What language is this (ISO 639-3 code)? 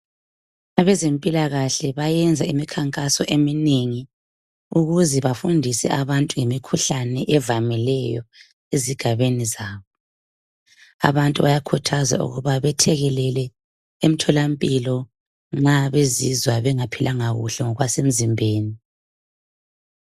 nde